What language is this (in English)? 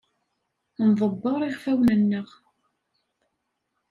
Kabyle